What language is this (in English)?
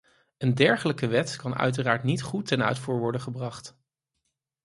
Dutch